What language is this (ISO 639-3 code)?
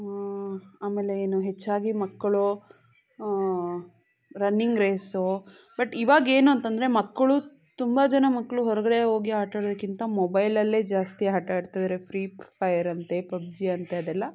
kan